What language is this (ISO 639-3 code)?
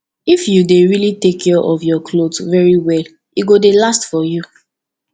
pcm